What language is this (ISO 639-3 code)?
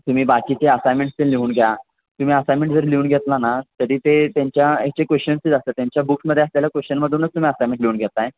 mar